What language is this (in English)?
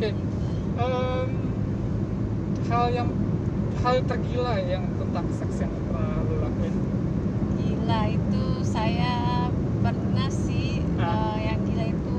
Indonesian